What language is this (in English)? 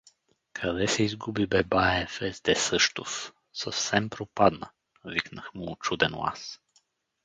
Bulgarian